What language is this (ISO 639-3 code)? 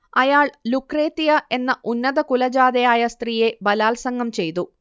mal